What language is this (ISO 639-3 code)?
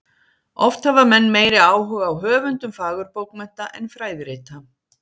isl